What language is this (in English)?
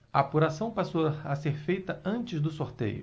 Portuguese